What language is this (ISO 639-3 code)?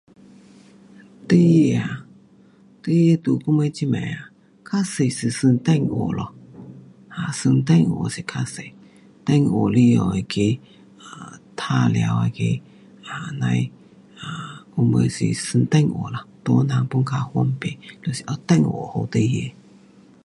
cpx